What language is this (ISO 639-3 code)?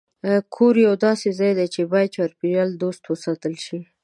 pus